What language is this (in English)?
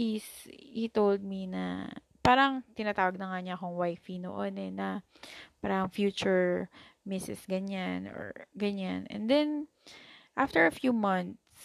Filipino